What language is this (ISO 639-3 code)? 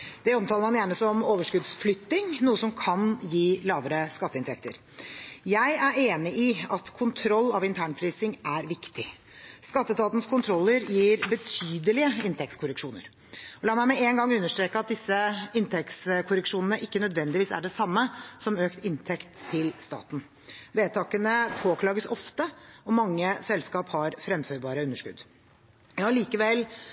nob